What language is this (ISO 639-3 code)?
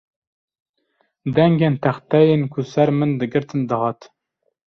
kur